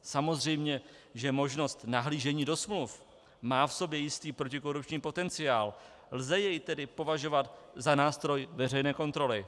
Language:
Czech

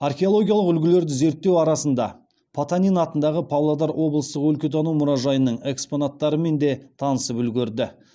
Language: Kazakh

